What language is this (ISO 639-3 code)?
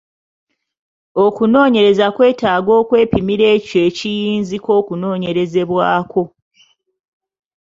lug